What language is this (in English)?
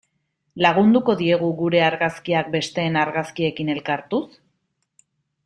Basque